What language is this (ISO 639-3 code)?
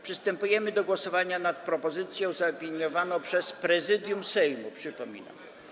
pol